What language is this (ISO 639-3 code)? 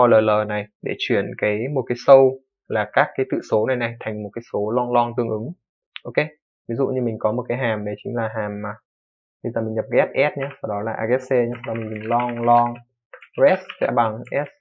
vie